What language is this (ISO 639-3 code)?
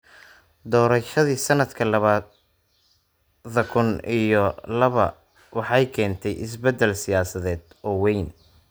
som